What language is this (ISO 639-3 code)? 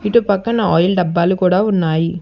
tel